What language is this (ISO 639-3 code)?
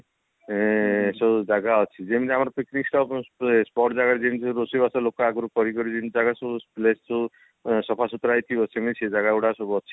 ori